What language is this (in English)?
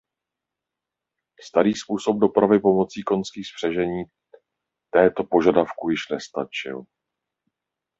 Czech